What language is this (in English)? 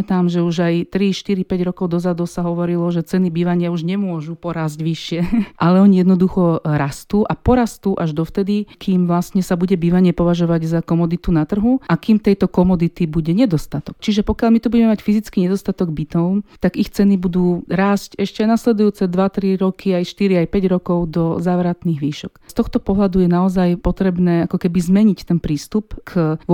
Slovak